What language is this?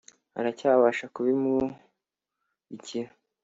Kinyarwanda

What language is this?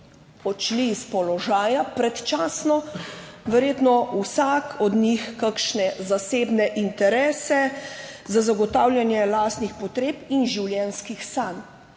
Slovenian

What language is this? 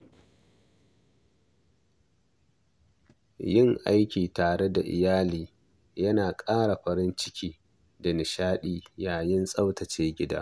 Hausa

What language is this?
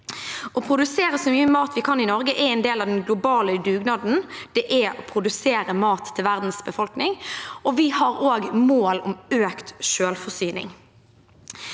Norwegian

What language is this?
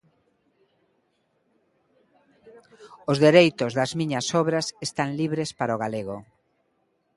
Galician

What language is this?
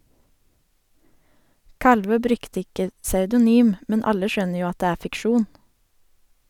Norwegian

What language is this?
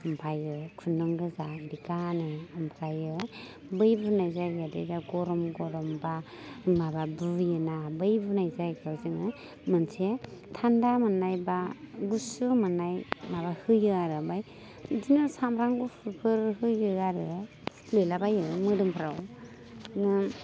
Bodo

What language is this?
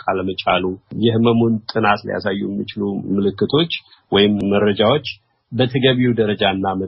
Amharic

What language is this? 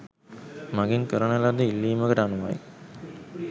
Sinhala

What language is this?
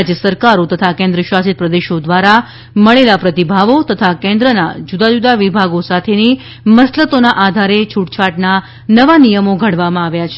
Gujarati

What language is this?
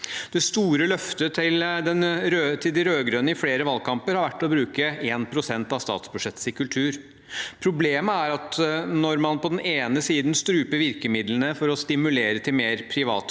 Norwegian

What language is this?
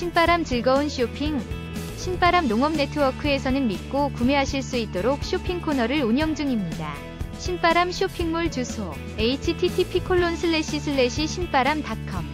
Korean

